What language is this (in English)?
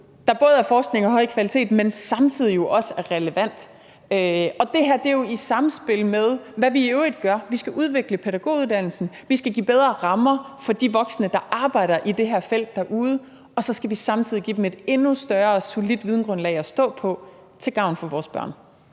Danish